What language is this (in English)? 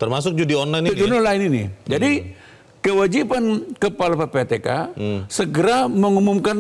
Indonesian